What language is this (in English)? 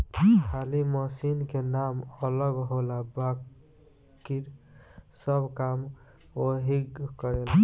Bhojpuri